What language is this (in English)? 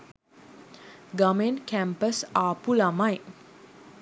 Sinhala